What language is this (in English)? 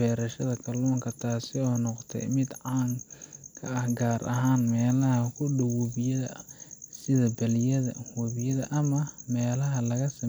Somali